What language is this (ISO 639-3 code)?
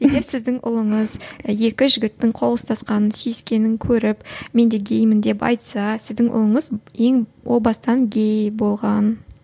kaz